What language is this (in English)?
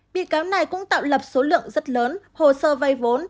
Vietnamese